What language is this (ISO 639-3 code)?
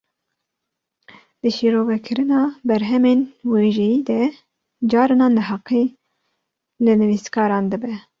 kur